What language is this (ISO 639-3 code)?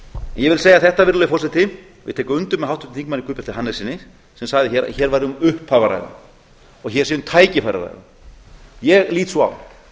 isl